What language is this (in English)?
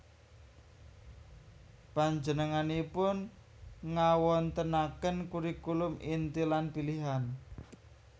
Javanese